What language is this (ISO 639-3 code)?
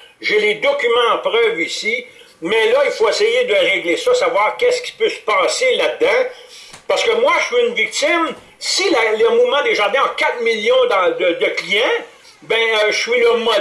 fra